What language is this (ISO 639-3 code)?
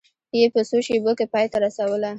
pus